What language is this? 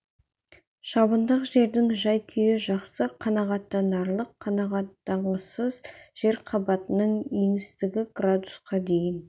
Kazakh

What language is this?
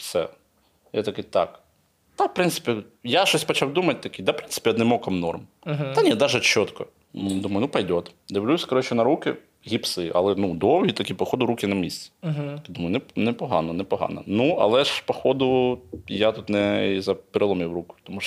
Ukrainian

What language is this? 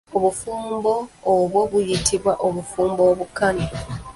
Ganda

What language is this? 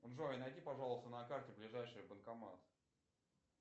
Russian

